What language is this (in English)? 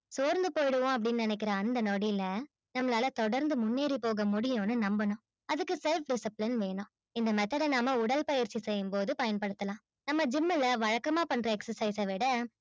Tamil